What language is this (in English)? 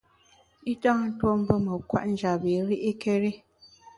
Bamun